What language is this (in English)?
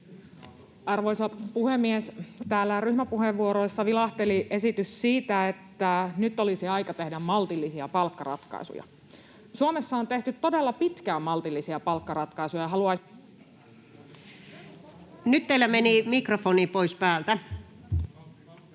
Finnish